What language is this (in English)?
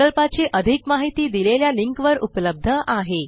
Marathi